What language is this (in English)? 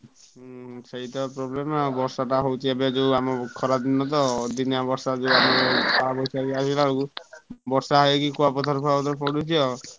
Odia